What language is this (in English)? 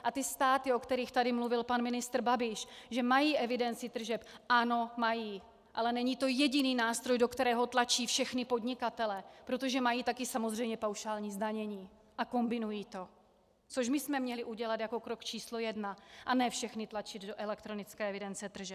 Czech